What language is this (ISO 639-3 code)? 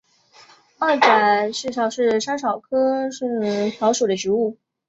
zho